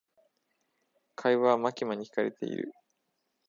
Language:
Japanese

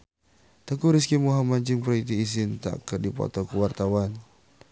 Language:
Sundanese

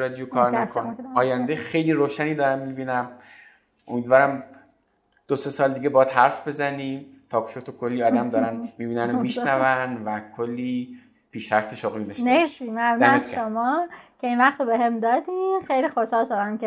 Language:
Persian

